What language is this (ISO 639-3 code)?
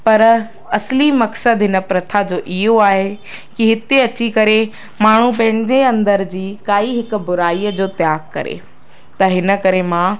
snd